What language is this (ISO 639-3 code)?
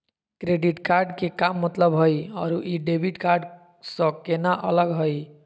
mag